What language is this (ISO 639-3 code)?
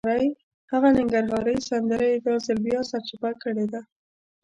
pus